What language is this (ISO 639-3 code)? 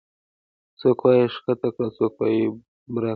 pus